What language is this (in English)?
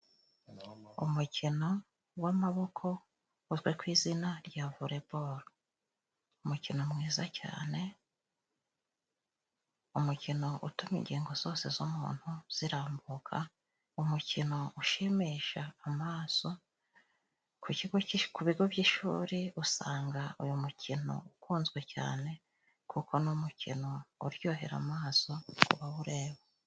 Kinyarwanda